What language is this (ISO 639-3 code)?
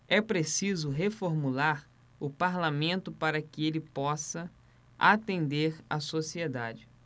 por